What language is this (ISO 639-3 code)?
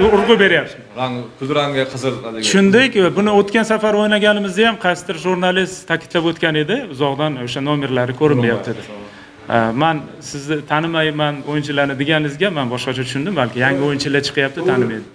tur